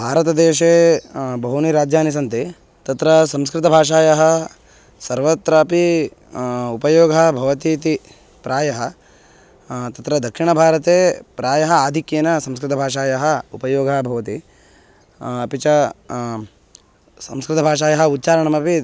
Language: Sanskrit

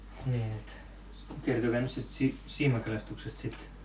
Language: Finnish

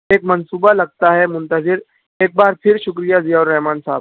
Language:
Urdu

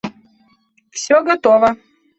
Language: Russian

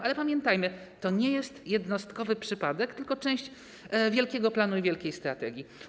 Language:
Polish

